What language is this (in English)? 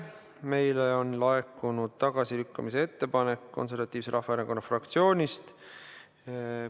Estonian